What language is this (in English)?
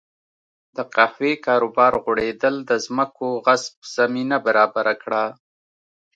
Pashto